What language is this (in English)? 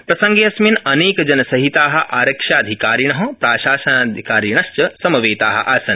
Sanskrit